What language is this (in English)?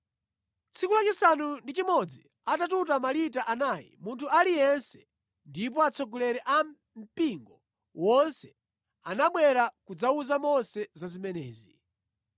Nyanja